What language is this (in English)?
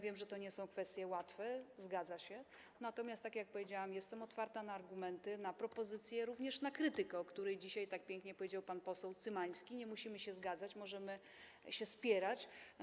Polish